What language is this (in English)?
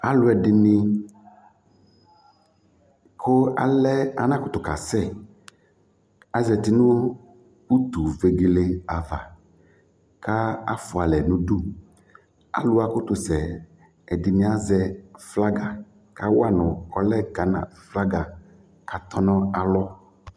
Ikposo